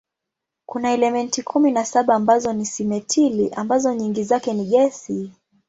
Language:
Swahili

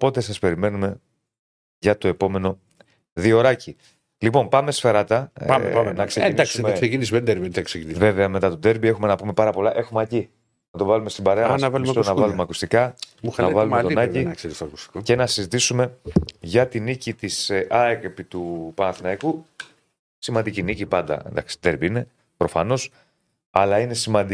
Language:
Greek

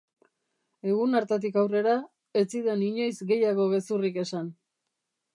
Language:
Basque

